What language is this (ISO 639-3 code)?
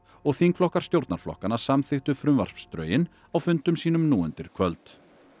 isl